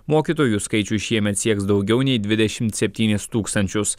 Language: Lithuanian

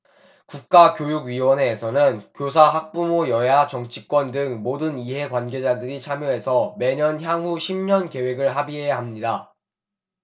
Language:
Korean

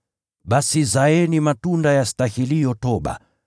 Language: Swahili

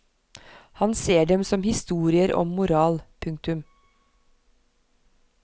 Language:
Norwegian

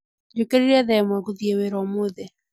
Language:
Kikuyu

